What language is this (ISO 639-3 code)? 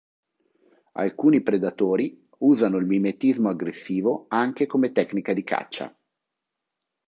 ita